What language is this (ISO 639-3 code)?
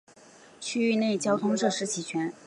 zho